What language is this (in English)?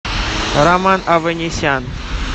Russian